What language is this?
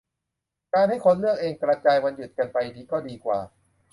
Thai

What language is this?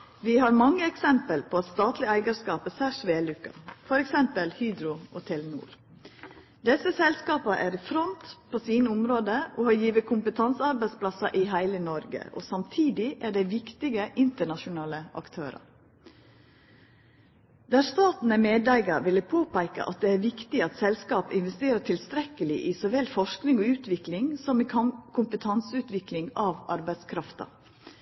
Norwegian Nynorsk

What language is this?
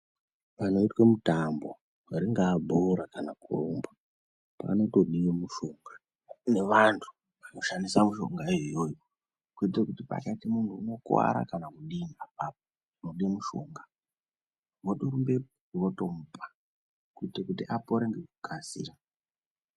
Ndau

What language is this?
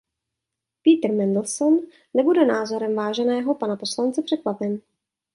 Czech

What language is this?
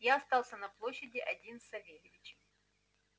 Russian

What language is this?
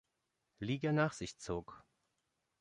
German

